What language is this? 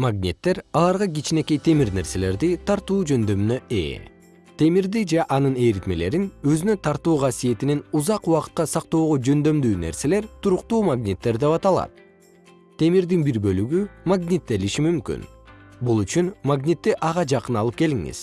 Kyrgyz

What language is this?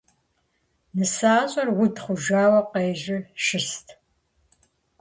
Kabardian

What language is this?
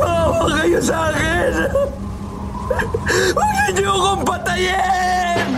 Filipino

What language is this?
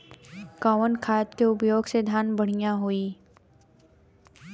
Bhojpuri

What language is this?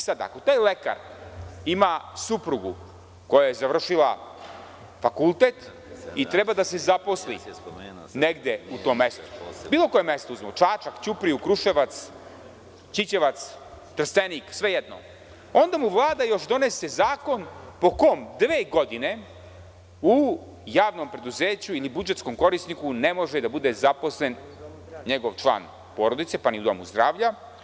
Serbian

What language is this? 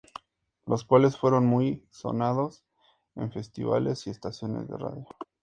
Spanish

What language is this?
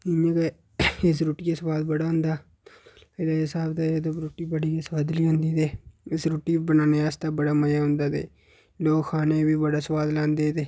Dogri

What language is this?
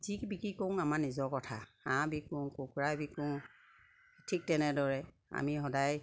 Assamese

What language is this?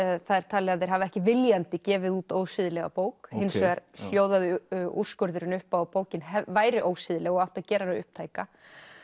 Icelandic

